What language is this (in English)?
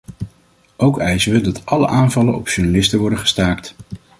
Dutch